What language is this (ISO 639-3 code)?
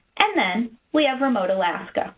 eng